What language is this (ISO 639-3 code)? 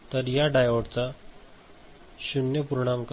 mar